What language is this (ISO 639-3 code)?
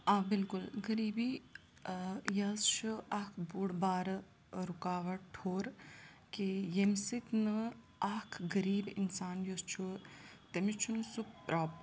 kas